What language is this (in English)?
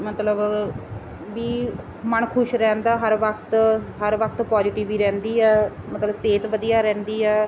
Punjabi